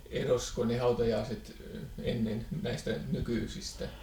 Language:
Finnish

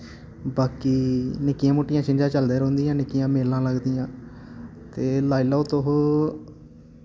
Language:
Dogri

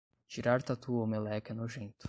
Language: Portuguese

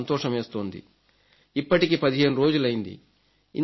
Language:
Telugu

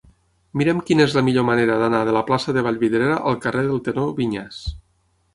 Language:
Catalan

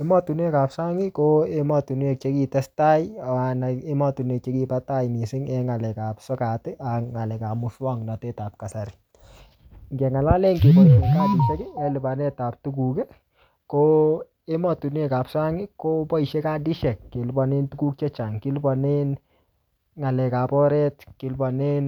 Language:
Kalenjin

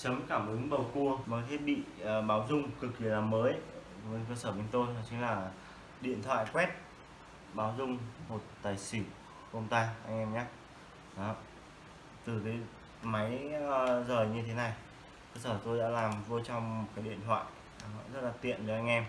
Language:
Vietnamese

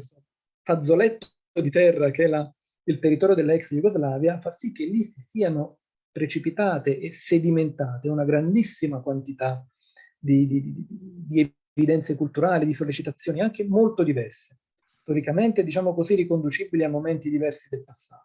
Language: Italian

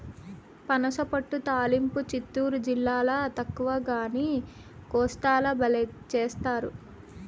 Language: Telugu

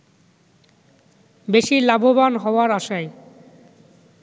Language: Bangla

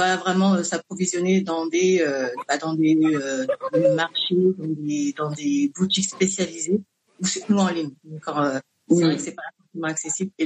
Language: French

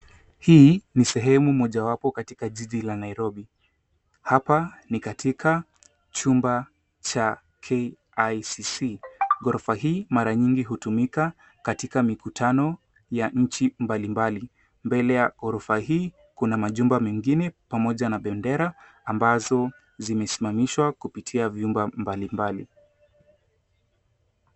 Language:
Swahili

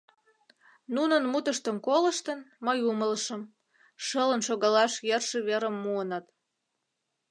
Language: Mari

